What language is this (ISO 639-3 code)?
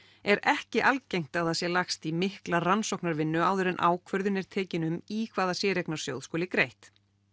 isl